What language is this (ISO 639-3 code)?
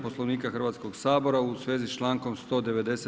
hrv